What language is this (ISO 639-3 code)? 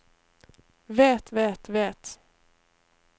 nor